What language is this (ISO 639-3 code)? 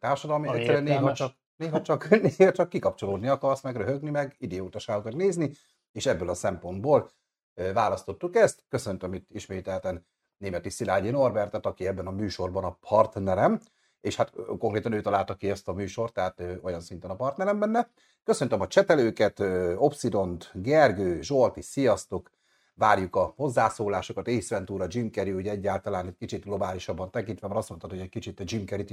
hun